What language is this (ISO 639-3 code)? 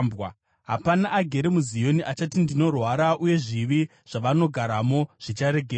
sna